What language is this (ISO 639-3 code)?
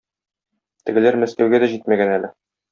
tat